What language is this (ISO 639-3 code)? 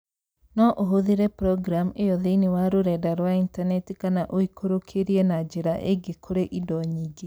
kik